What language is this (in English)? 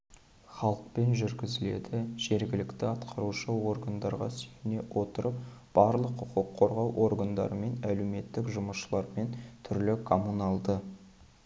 Kazakh